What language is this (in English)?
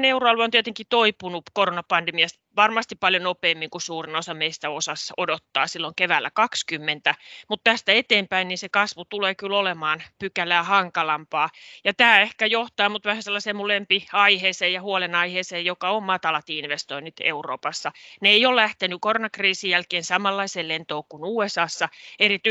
Finnish